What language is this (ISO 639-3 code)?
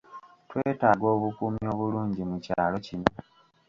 lug